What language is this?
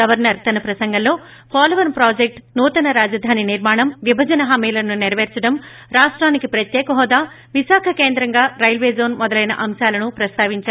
Telugu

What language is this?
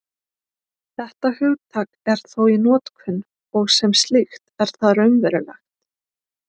Icelandic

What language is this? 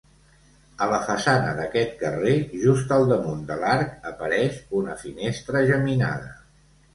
Catalan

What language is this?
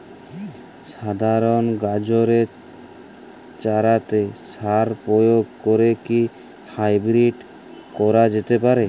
Bangla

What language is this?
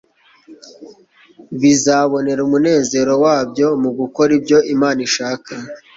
Kinyarwanda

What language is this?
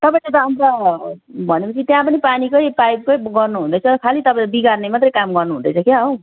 Nepali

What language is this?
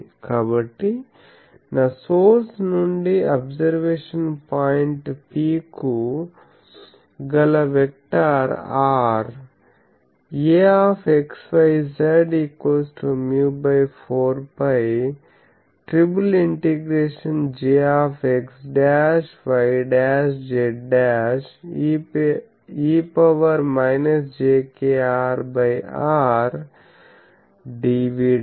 Telugu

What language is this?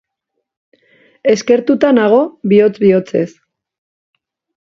Basque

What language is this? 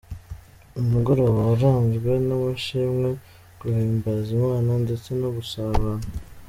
Kinyarwanda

